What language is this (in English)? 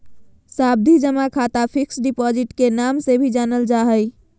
Magahi